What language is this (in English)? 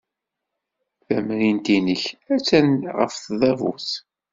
Kabyle